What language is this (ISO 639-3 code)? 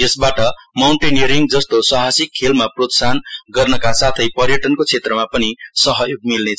nep